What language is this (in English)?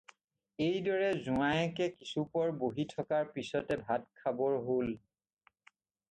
Assamese